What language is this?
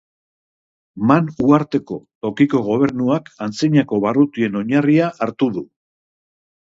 Basque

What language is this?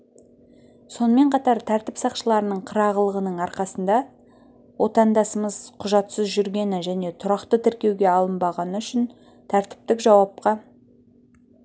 Kazakh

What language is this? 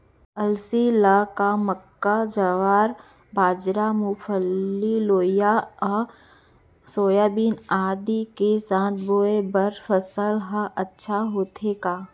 Chhattisgarhi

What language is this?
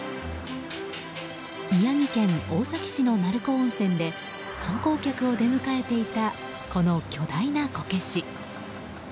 Japanese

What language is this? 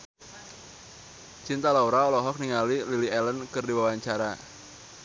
Sundanese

